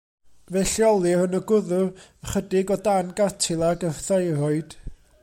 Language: Welsh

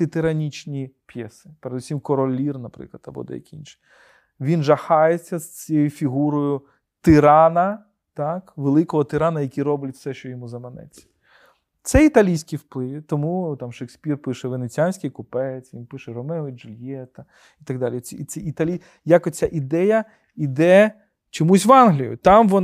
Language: Ukrainian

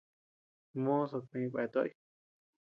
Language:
Tepeuxila Cuicatec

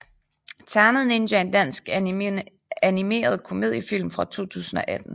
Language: Danish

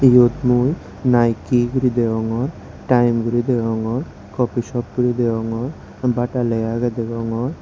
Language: Chakma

